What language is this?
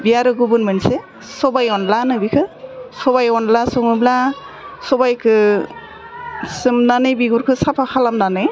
Bodo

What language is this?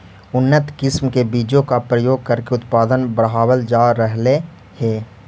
Magahi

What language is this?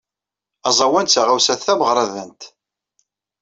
Kabyle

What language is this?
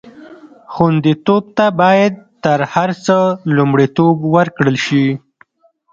Pashto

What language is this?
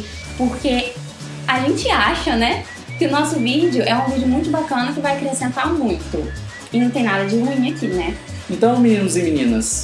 Portuguese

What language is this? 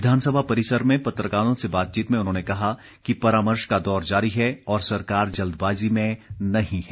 Hindi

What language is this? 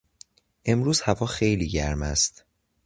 Persian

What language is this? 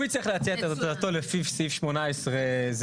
Hebrew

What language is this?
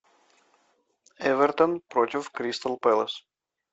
Russian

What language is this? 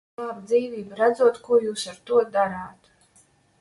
Latvian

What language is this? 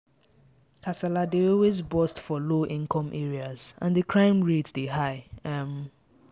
Nigerian Pidgin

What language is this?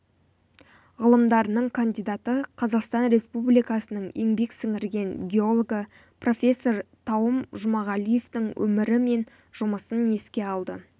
Kazakh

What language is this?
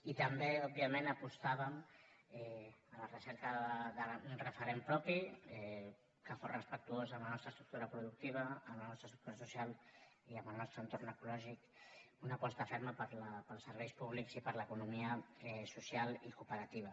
Catalan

